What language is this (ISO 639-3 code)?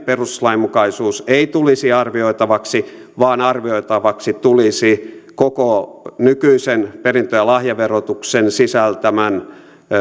fin